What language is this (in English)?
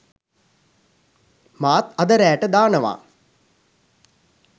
Sinhala